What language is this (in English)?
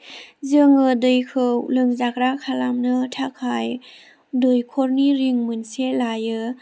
Bodo